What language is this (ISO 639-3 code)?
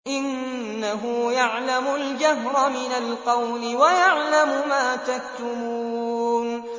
ara